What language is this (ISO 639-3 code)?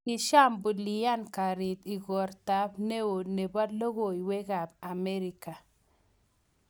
kln